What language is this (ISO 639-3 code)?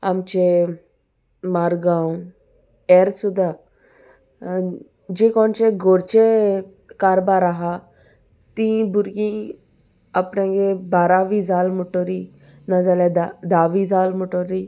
kok